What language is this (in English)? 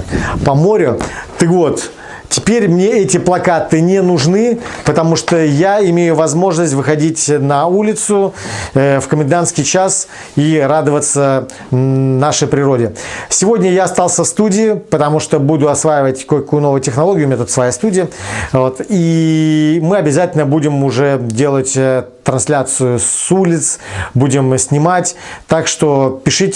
Russian